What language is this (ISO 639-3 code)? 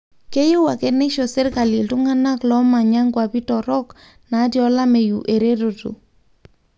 mas